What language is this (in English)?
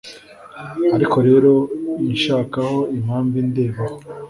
Kinyarwanda